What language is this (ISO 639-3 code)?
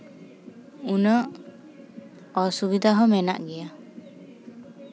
sat